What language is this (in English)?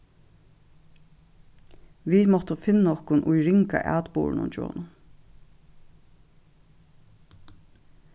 Faroese